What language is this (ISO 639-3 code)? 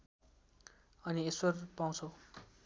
nep